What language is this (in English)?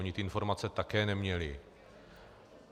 Czech